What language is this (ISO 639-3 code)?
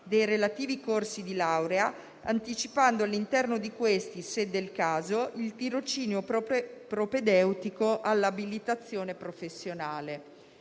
ita